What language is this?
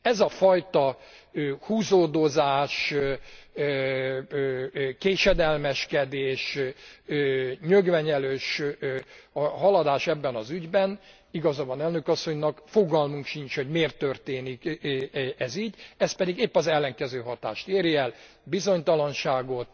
Hungarian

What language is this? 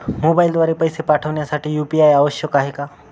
Marathi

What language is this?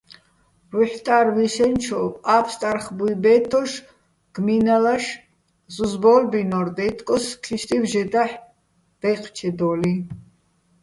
Bats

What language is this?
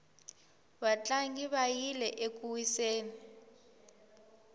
Tsonga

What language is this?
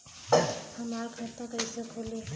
Bhojpuri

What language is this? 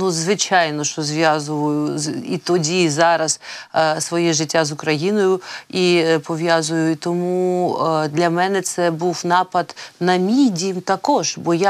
Ukrainian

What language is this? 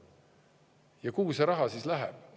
Estonian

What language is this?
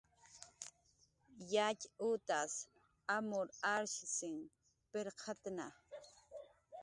Jaqaru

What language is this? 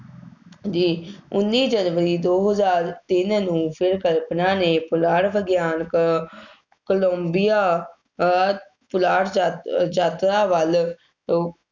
Punjabi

